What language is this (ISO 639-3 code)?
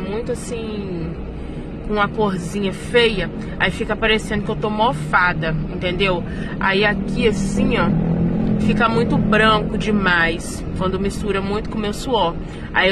por